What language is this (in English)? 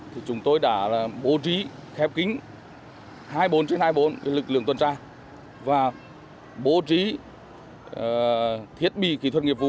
Vietnamese